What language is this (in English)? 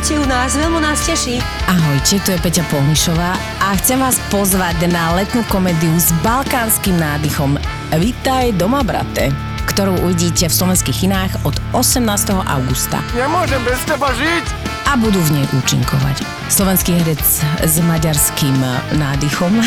Slovak